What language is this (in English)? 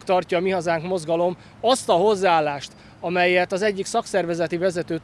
Hungarian